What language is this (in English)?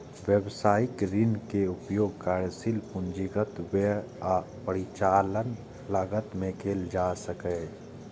Maithili